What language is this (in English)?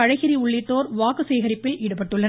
Tamil